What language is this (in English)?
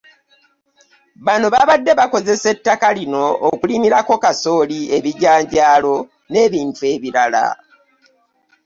Ganda